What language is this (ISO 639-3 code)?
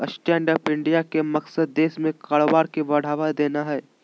mag